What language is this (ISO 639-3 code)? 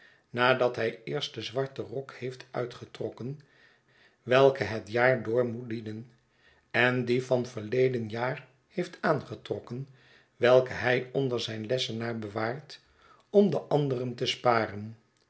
nld